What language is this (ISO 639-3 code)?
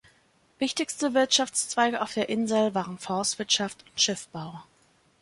deu